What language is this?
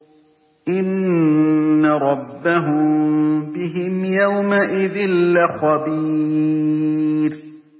Arabic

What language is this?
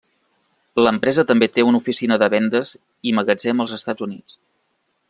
Catalan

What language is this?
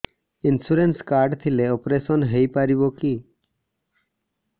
Odia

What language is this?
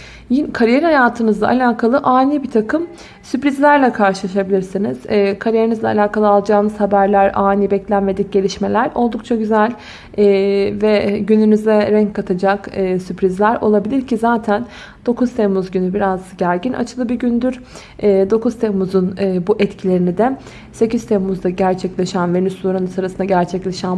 Turkish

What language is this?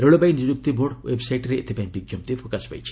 Odia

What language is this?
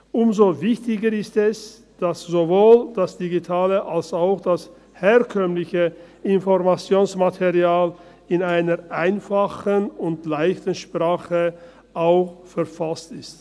Swiss German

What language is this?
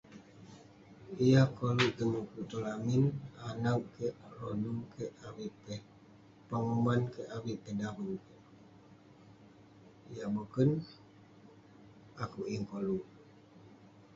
Western Penan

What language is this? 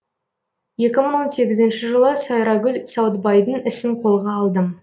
Kazakh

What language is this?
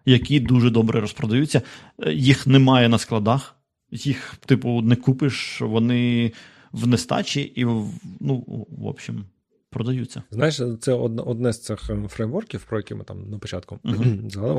Ukrainian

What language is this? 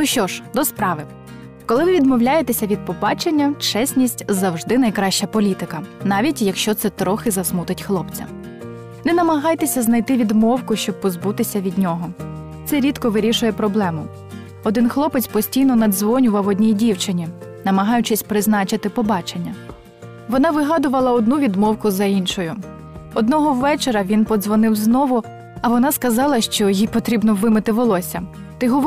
Ukrainian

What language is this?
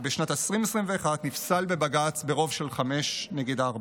Hebrew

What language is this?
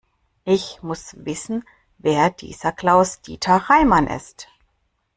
German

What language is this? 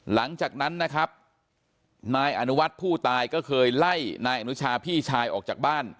Thai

